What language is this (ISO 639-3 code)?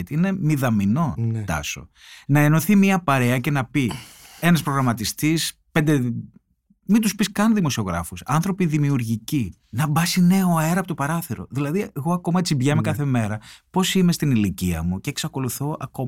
ell